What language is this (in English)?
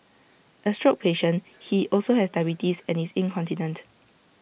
English